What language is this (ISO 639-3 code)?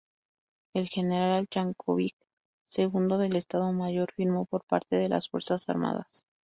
spa